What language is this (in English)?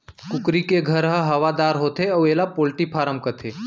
Chhattisgarhi